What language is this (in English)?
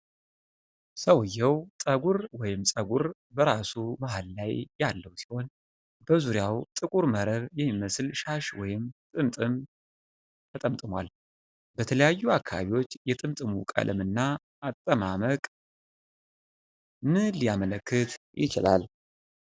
Amharic